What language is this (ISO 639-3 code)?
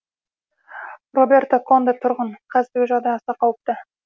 kaz